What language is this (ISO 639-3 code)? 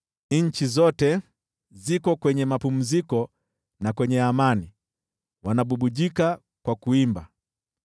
swa